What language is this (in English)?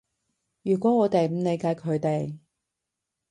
Cantonese